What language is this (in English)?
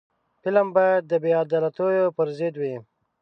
Pashto